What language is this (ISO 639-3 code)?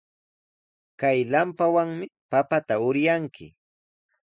qws